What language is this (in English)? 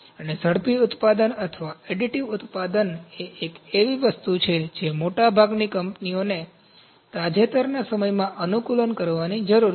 Gujarati